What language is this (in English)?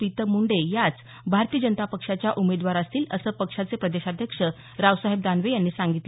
Marathi